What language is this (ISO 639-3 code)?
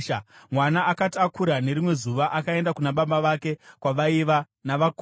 sna